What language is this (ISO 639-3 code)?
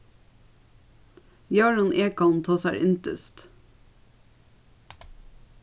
fao